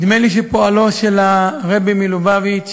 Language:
Hebrew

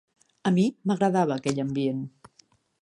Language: Catalan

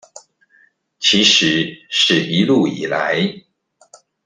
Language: Chinese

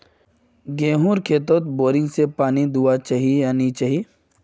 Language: Magahi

